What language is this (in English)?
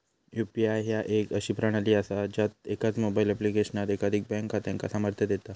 Marathi